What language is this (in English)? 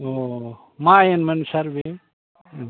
Bodo